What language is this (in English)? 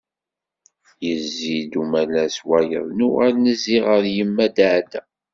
Kabyle